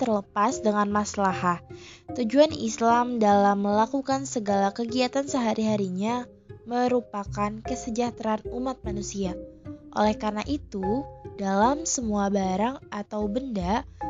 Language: Indonesian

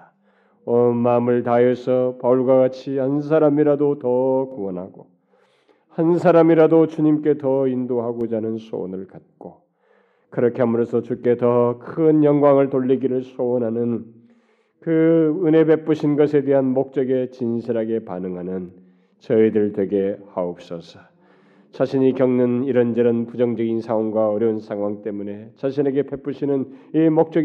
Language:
Korean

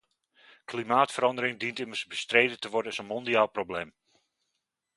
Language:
Dutch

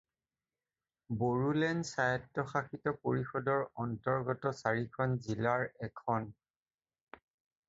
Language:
Assamese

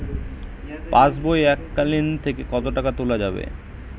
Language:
Bangla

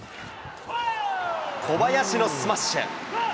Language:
Japanese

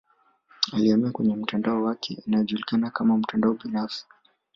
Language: Swahili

